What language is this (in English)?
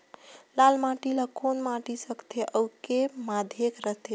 Chhattisgarhi